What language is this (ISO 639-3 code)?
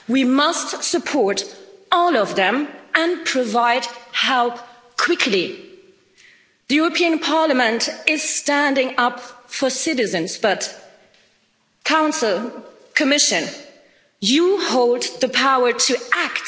eng